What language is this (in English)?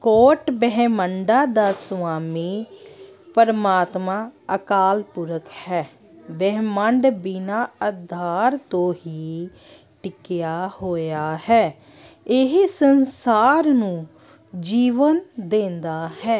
Punjabi